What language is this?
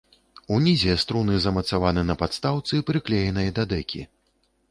Belarusian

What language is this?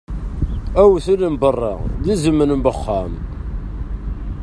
Kabyle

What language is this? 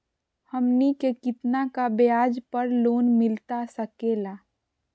Magahi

